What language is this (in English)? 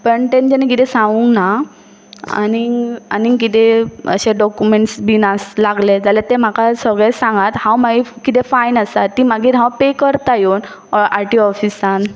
Konkani